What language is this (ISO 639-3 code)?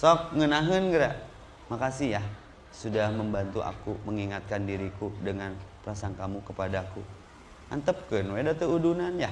ind